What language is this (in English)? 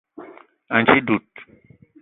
Eton (Cameroon)